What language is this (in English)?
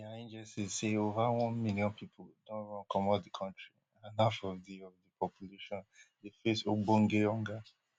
Nigerian Pidgin